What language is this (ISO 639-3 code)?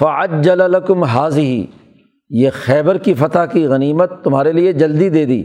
urd